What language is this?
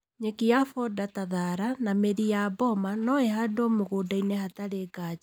Kikuyu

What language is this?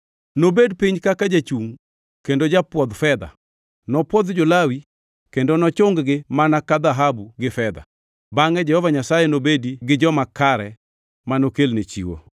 Luo (Kenya and Tanzania)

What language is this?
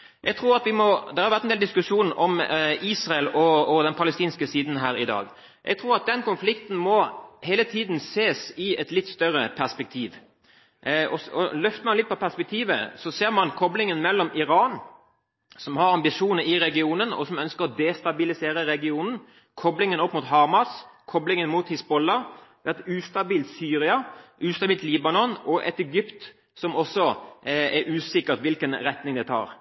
Norwegian Bokmål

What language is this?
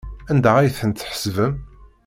Kabyle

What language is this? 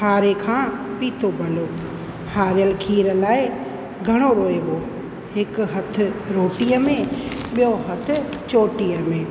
Sindhi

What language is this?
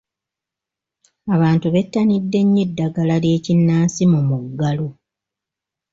Ganda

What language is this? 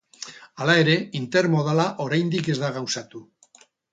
Basque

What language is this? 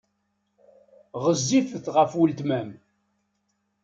Kabyle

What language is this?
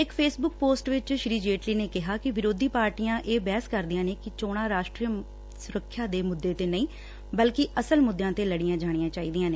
Punjabi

